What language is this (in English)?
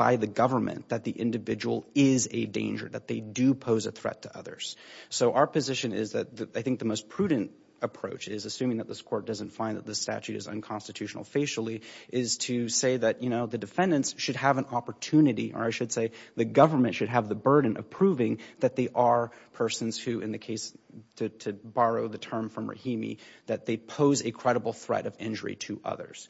English